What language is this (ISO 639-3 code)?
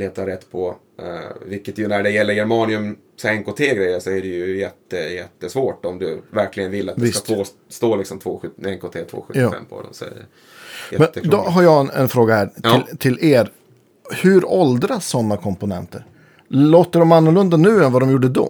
swe